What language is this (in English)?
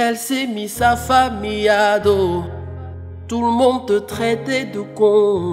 French